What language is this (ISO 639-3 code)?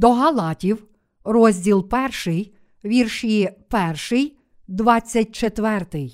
ukr